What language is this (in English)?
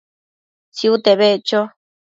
Matsés